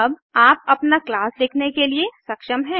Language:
Hindi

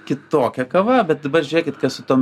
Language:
Lithuanian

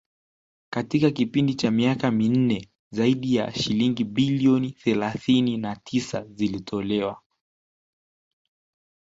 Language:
Swahili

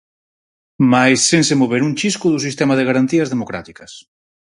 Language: Galician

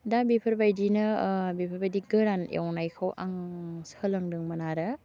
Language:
Bodo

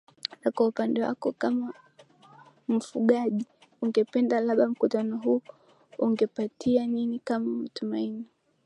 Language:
Swahili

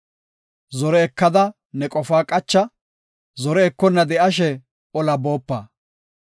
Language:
Gofa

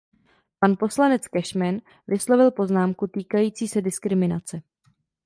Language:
Czech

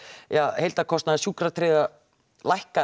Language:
Icelandic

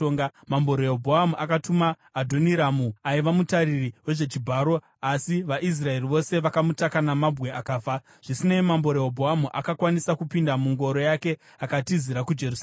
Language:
Shona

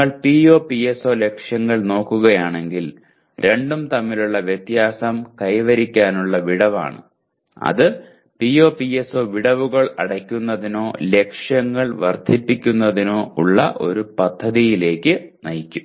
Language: Malayalam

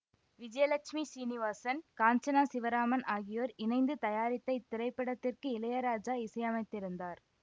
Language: Tamil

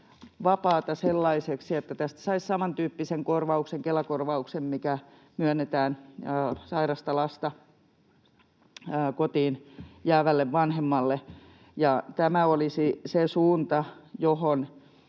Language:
Finnish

